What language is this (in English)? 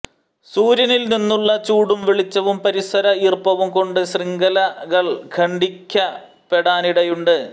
Malayalam